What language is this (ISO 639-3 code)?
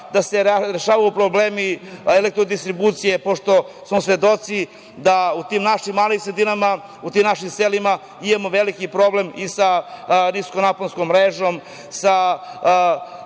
srp